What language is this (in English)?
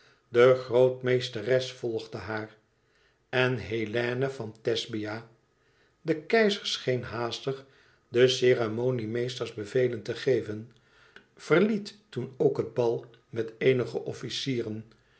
Dutch